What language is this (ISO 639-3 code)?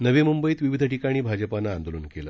mar